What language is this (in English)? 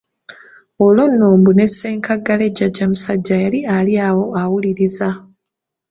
Ganda